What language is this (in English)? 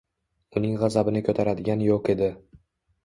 Uzbek